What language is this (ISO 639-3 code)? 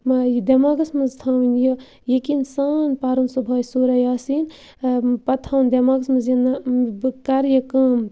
kas